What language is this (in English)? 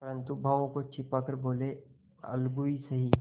Hindi